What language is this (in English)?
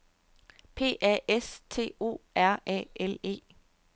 Danish